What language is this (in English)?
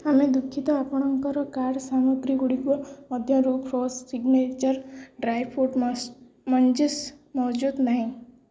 Odia